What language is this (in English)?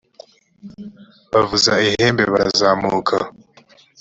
Kinyarwanda